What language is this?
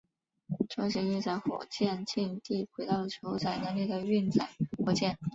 Chinese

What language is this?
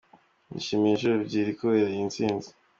Kinyarwanda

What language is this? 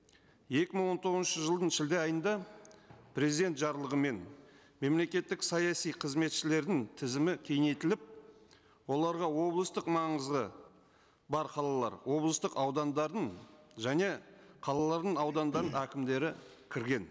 Kazakh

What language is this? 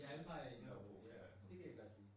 Danish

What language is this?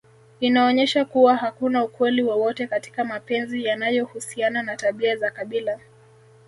Swahili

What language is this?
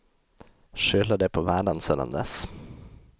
Swedish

